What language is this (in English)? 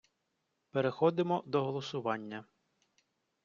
Ukrainian